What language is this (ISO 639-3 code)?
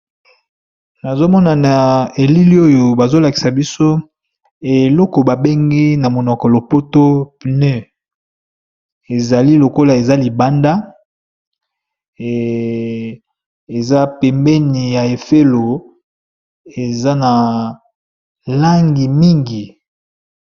lin